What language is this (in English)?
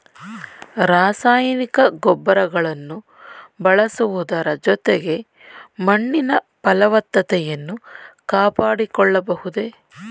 Kannada